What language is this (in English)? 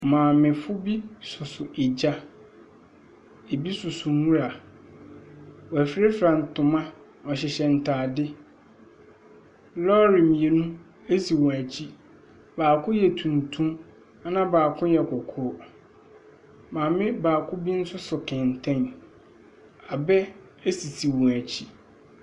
Akan